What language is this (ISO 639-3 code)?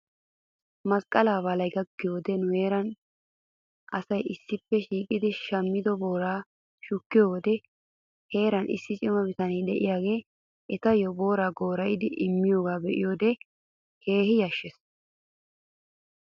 wal